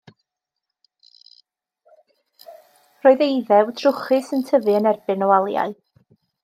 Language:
Welsh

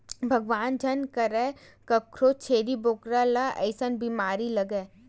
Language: Chhattisgarhi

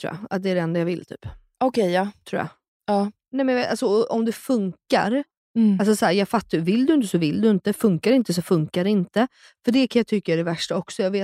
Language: Swedish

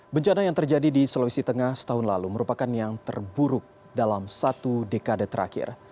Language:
Indonesian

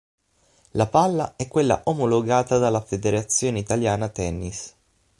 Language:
Italian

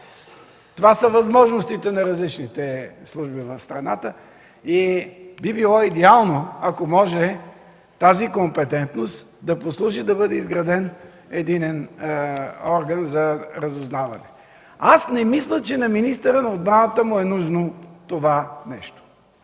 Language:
Bulgarian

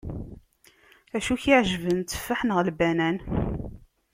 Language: Kabyle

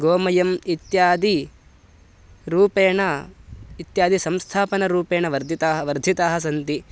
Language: Sanskrit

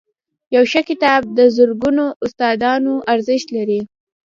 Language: Pashto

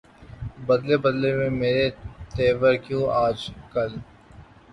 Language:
Urdu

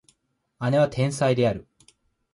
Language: Japanese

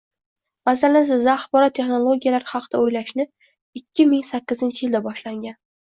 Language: Uzbek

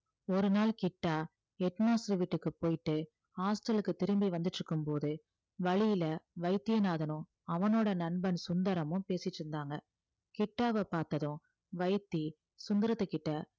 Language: Tamil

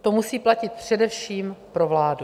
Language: Czech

